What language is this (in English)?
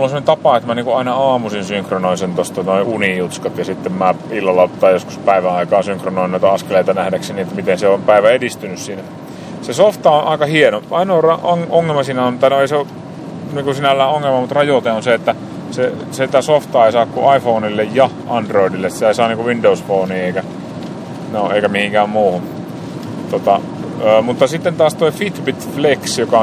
Finnish